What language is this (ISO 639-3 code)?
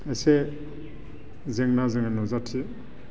brx